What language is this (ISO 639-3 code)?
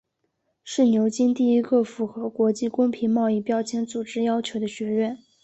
zho